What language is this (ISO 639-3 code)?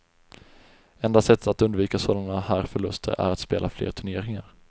swe